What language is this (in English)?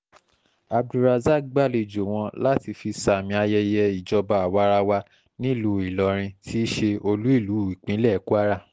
Yoruba